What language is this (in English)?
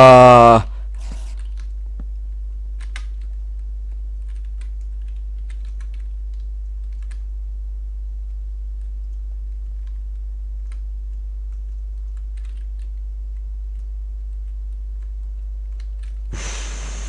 Bulgarian